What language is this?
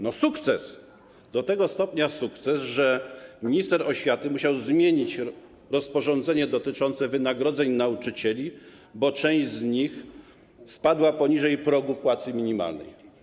Polish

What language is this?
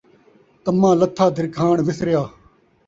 Saraiki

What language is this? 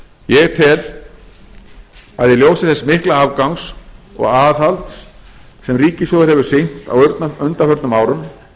Icelandic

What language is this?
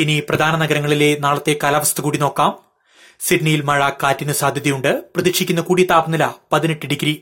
Malayalam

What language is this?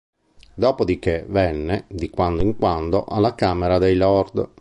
Italian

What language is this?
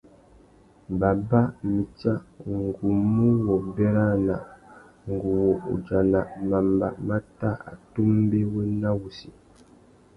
Tuki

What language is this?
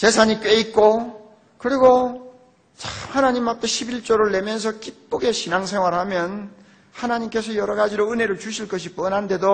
Korean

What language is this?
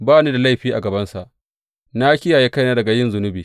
Hausa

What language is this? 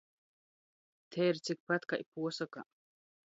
Latgalian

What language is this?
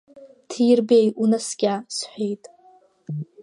Abkhazian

